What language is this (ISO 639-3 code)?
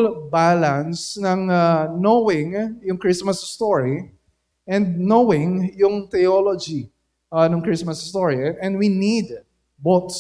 fil